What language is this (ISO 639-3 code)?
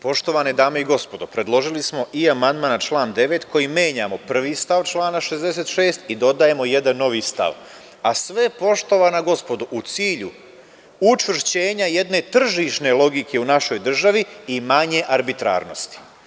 srp